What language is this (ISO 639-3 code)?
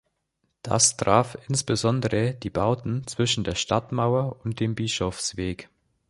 deu